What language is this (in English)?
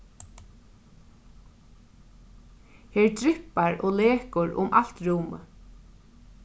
Faroese